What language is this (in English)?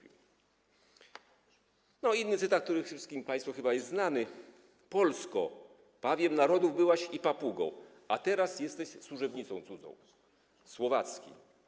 Polish